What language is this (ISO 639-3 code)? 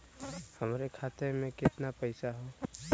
bho